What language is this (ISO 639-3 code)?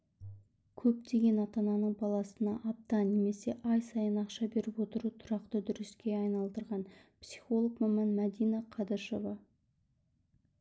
kaz